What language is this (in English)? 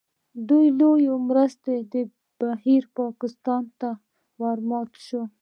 Pashto